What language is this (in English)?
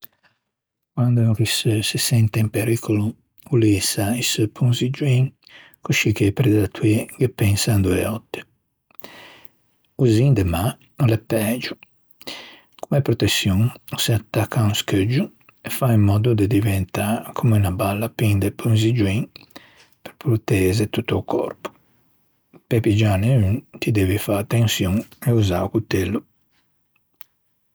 Ligurian